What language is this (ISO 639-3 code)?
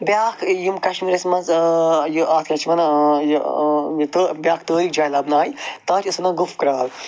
kas